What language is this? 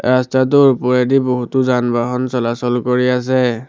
Assamese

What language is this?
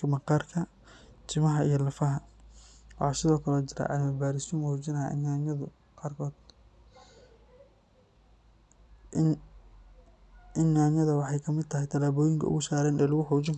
Somali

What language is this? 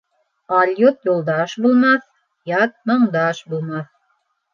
Bashkir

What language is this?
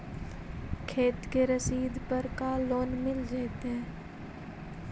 Magahi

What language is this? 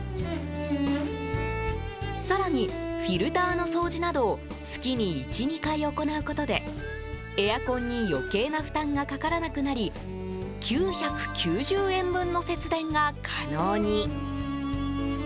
Japanese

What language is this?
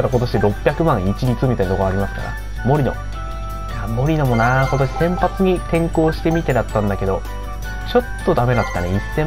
Japanese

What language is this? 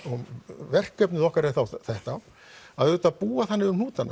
Icelandic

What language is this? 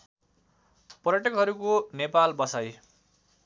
Nepali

